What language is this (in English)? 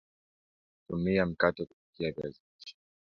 Swahili